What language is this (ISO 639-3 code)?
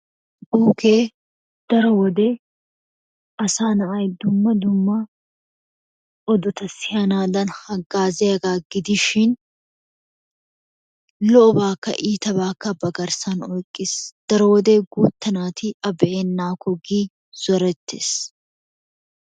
wal